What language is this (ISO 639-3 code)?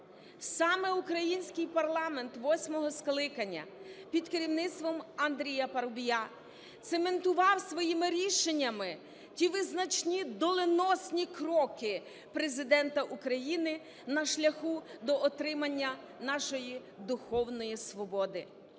ukr